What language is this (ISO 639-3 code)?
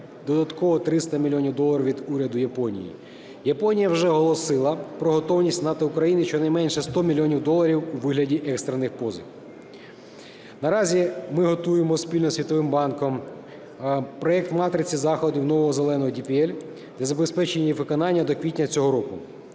ukr